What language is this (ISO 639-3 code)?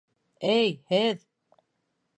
bak